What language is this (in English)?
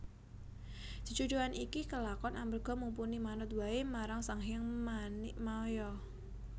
Javanese